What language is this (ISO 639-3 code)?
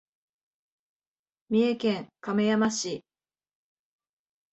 jpn